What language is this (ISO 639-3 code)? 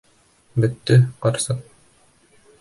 bak